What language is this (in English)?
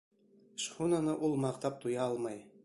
Bashkir